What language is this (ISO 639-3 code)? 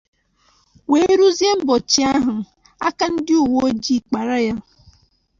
ibo